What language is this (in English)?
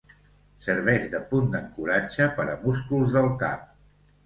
Catalan